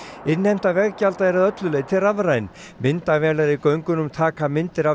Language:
Icelandic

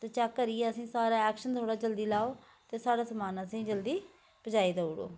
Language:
Dogri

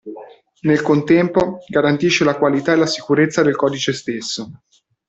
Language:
Italian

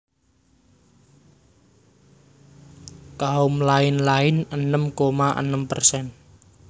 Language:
Javanese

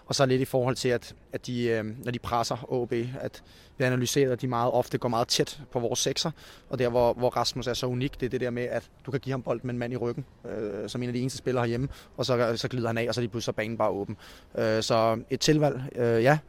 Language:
Danish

